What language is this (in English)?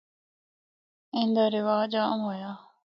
Northern Hindko